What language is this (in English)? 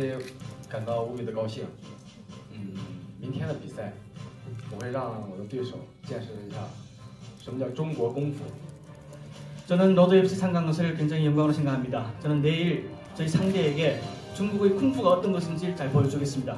Korean